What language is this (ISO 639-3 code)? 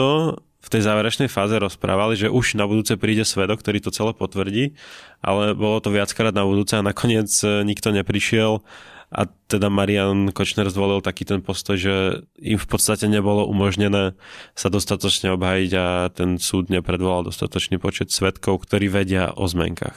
slk